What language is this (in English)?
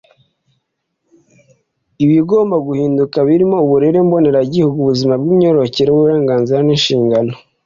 Kinyarwanda